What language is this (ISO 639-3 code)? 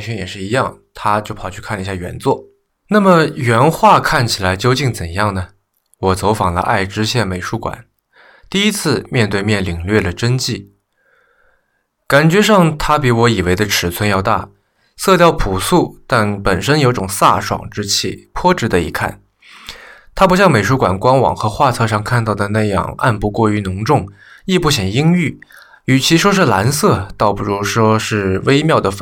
zho